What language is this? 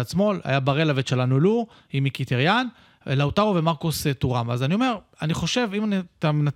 Hebrew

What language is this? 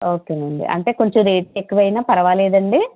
Telugu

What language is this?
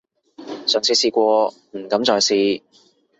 Cantonese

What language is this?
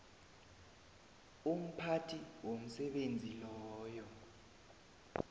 South Ndebele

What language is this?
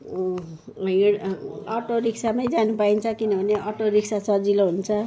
Nepali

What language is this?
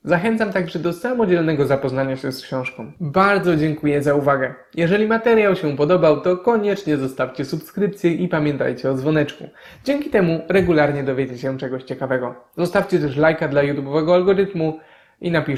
Polish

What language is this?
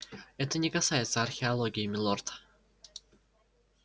Russian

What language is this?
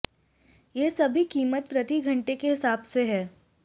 Hindi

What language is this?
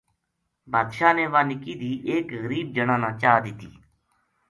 Gujari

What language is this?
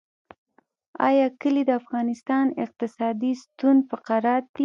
Pashto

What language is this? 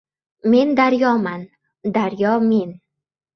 Uzbek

